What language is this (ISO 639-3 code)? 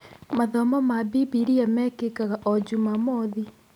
kik